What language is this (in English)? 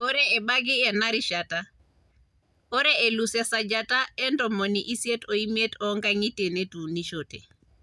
Masai